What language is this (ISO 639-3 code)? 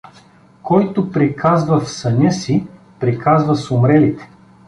bul